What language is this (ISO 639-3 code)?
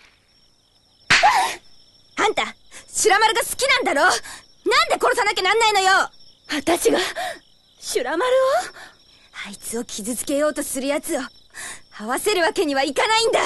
jpn